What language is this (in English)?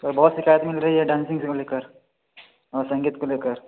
Hindi